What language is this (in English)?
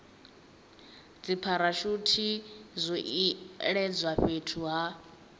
Venda